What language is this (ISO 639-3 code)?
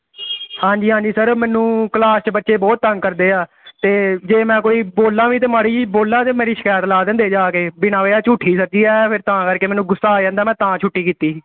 pan